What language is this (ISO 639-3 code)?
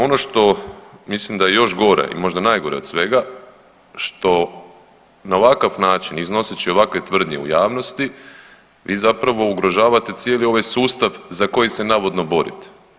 hrv